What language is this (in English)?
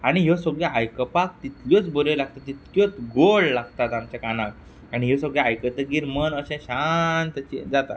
Konkani